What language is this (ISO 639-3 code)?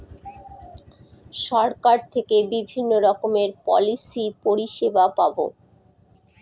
ben